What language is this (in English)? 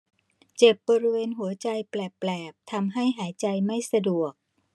Thai